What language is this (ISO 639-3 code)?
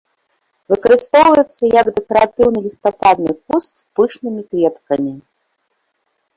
bel